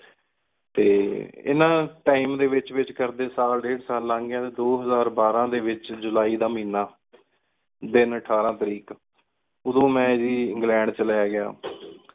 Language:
Punjabi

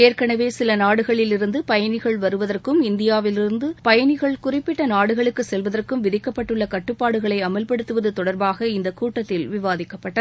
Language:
Tamil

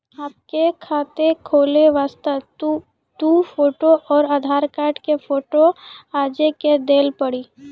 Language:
Maithili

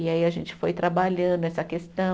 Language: Portuguese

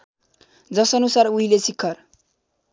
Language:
Nepali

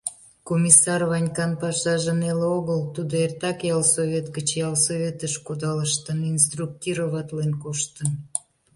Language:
Mari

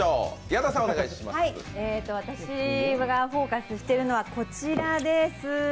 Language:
Japanese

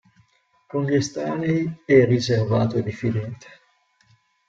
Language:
Italian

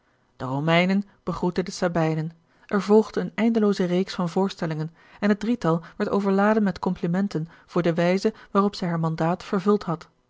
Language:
Dutch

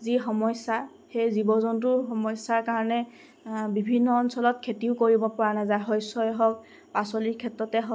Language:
Assamese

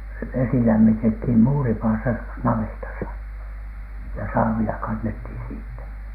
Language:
Finnish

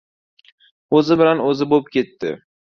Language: Uzbek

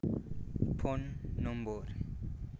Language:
Santali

